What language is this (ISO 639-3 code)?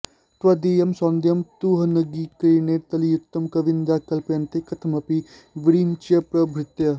san